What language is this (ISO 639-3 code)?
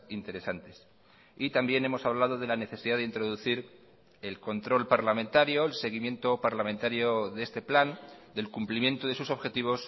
spa